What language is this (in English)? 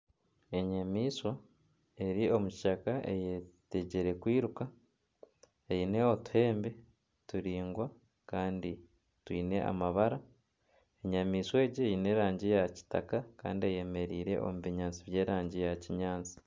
Nyankole